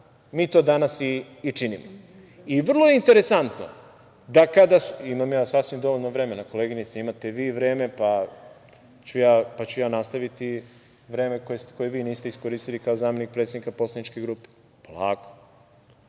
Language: Serbian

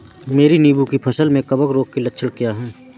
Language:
Hindi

